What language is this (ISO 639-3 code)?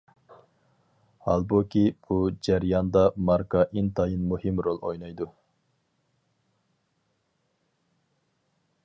uig